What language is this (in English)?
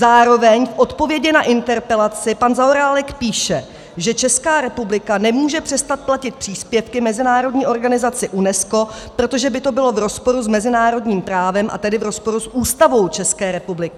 Czech